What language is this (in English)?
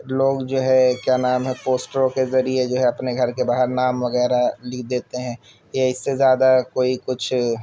Urdu